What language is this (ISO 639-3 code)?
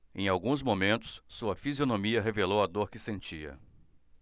por